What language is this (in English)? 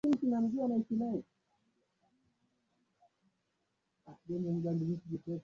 Swahili